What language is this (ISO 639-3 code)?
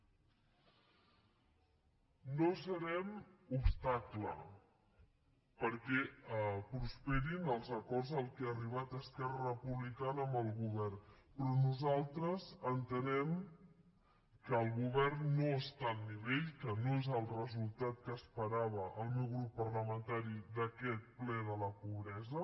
cat